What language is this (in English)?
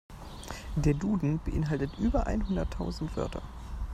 German